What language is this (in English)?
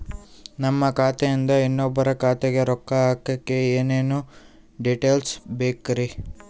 Kannada